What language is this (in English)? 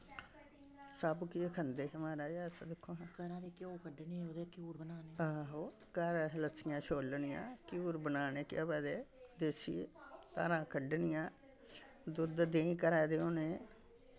Dogri